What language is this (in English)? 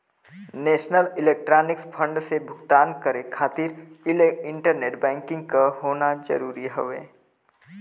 Bhojpuri